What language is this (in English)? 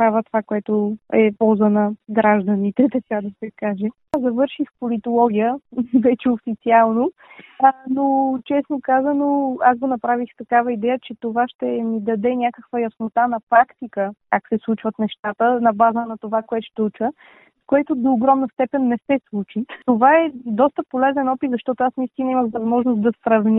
Bulgarian